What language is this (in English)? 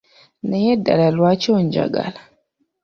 Ganda